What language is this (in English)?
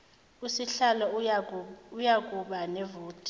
Zulu